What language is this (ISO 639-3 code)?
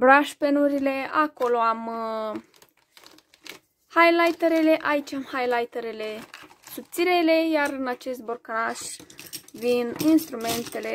ron